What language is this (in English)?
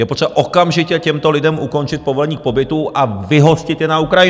Czech